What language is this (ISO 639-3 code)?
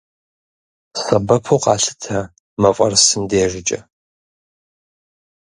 kbd